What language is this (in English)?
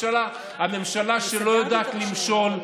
Hebrew